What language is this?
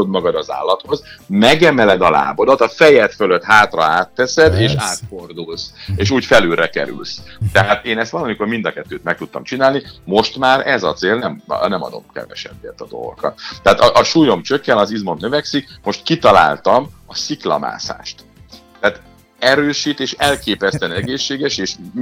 Hungarian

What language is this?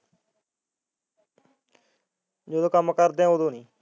Punjabi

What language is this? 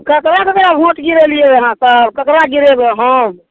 Maithili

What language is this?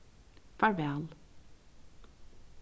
Faroese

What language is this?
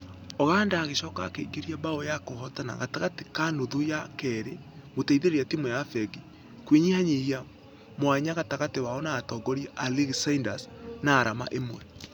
Kikuyu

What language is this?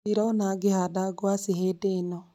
Kikuyu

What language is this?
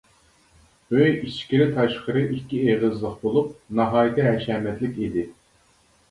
Uyghur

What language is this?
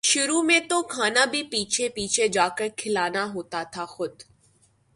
Urdu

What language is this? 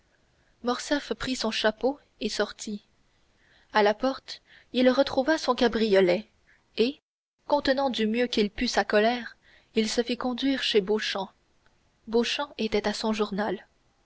French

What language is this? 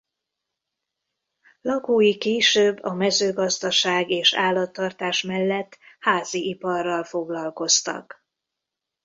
Hungarian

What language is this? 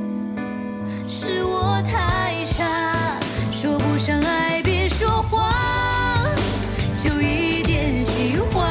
Chinese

